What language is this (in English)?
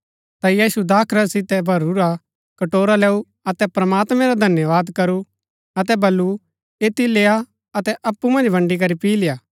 Gaddi